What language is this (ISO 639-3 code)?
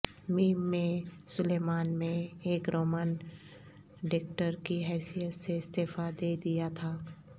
urd